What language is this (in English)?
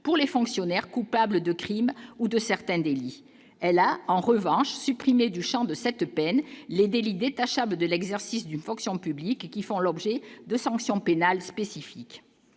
French